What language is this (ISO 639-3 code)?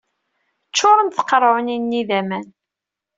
kab